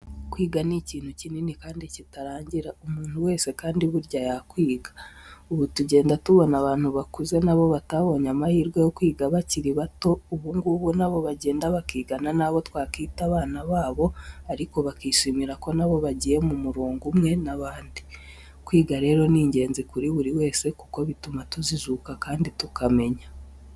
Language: Kinyarwanda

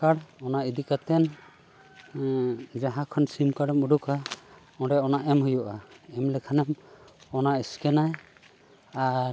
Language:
Santali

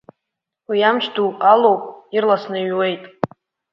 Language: Abkhazian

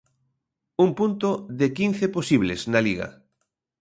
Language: Galician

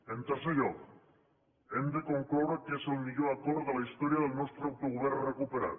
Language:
Catalan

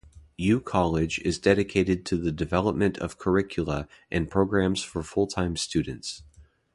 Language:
English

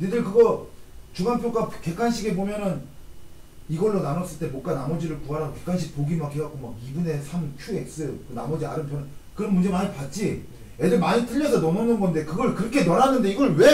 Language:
Korean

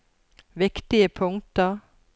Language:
Norwegian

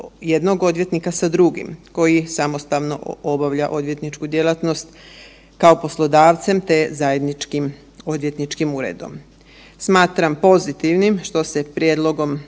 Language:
Croatian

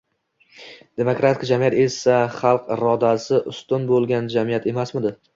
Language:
Uzbek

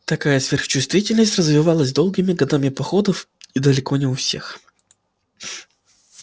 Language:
Russian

